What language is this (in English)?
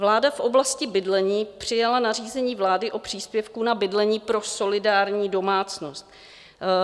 Czech